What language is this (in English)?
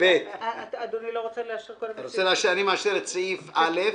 Hebrew